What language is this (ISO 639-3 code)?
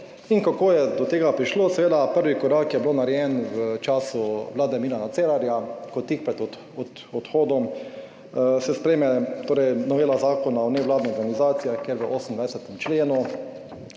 slv